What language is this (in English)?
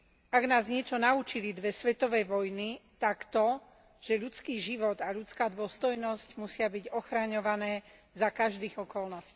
Slovak